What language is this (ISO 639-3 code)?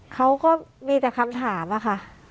tha